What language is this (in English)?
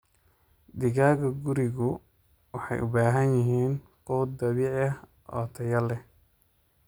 Somali